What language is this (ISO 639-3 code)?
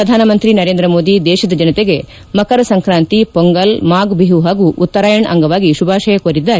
kan